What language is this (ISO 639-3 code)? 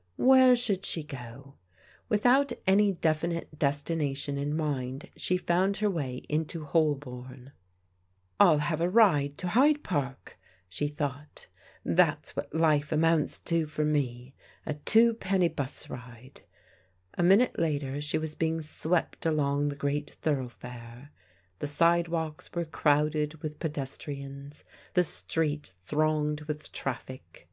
eng